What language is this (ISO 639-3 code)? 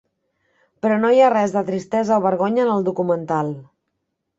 cat